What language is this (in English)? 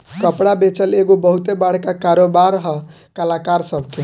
Bhojpuri